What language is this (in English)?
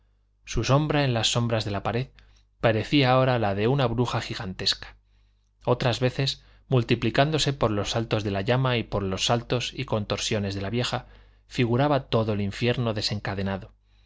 Spanish